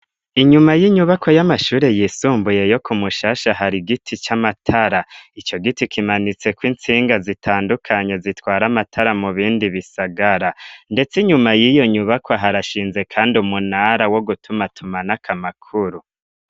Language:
Rundi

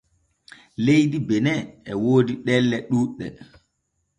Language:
Borgu Fulfulde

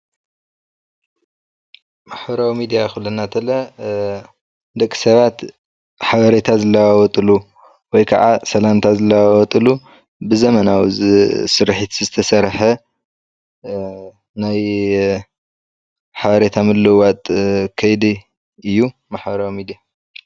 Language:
Tigrinya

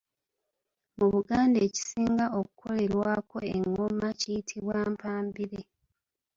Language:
Ganda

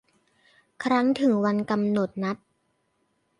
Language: Thai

